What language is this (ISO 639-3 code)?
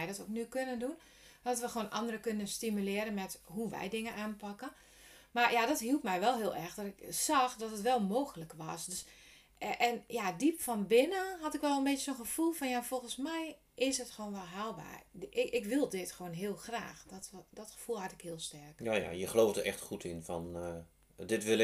nld